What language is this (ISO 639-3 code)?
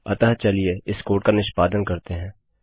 hin